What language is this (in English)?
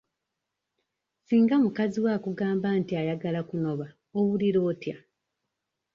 Ganda